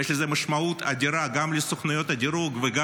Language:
Hebrew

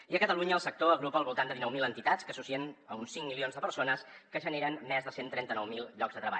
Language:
Catalan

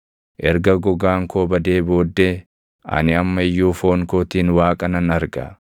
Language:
Oromo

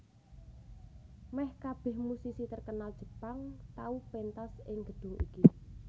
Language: Javanese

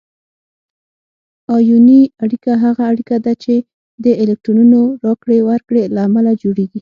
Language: Pashto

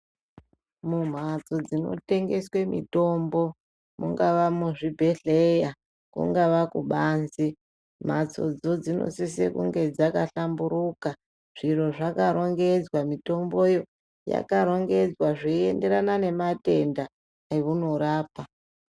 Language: Ndau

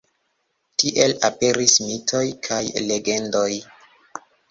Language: Esperanto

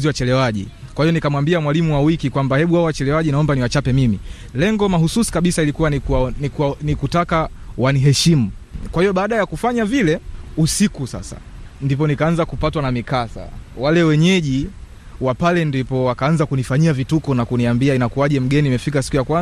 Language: Swahili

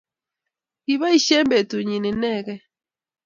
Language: Kalenjin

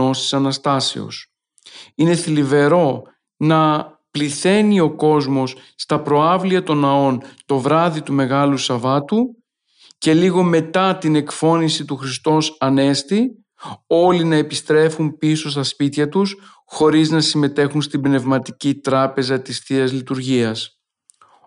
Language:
Greek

